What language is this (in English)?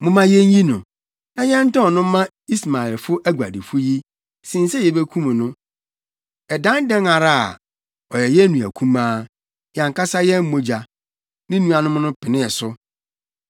Akan